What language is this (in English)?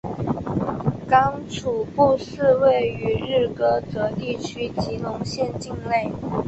Chinese